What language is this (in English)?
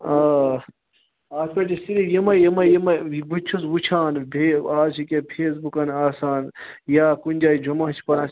Kashmiri